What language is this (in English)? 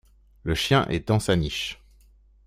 French